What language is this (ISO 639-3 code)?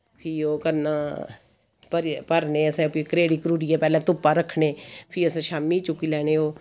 doi